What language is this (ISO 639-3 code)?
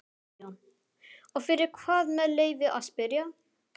isl